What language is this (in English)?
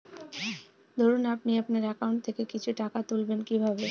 Bangla